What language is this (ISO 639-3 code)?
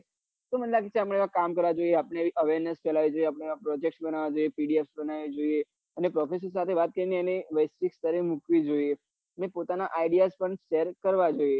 guj